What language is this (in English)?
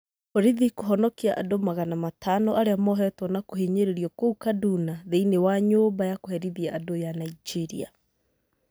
Kikuyu